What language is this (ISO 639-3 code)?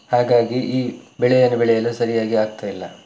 kan